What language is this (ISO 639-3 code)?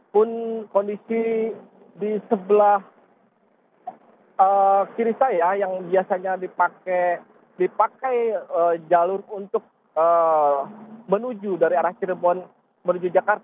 ind